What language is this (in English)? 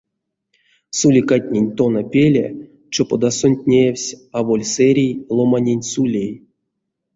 Erzya